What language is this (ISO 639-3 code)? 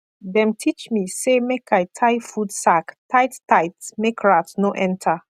pcm